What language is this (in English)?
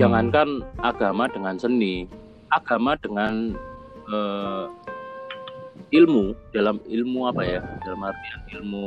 Indonesian